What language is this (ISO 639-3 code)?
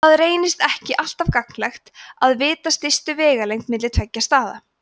isl